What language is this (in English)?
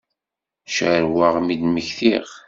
Kabyle